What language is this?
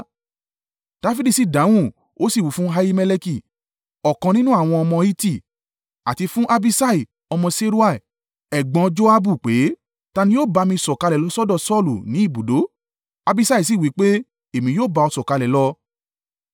Yoruba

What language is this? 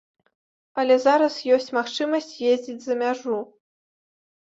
Belarusian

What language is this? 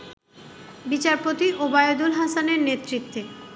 Bangla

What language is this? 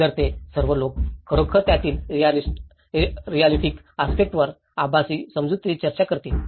Marathi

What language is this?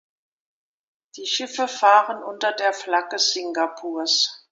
German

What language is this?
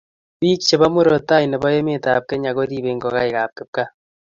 Kalenjin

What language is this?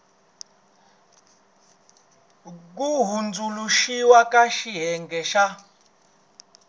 Tsonga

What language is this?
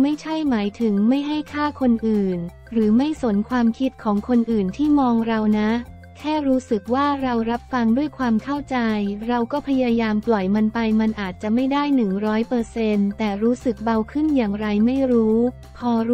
Thai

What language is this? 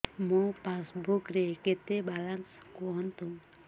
Odia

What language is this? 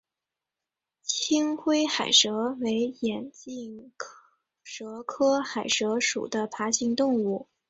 Chinese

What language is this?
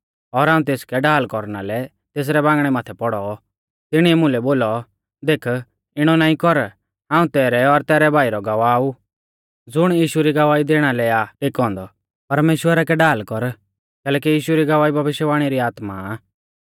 Mahasu Pahari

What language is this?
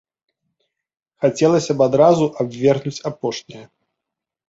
Belarusian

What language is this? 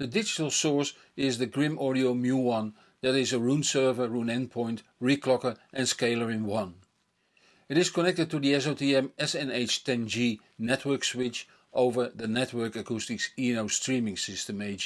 English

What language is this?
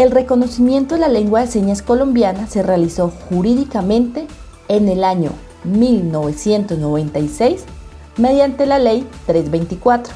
Spanish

